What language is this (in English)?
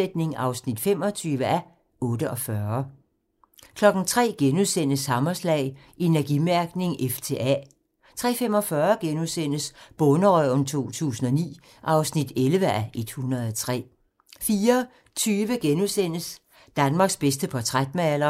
Danish